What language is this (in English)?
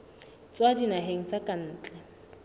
Southern Sotho